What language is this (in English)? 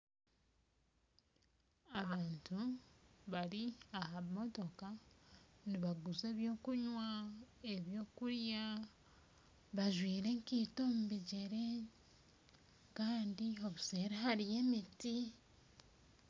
Nyankole